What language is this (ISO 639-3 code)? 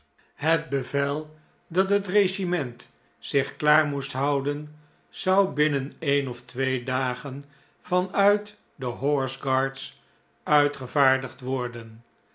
nld